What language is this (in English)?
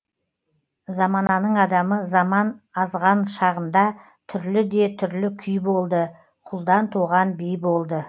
Kazakh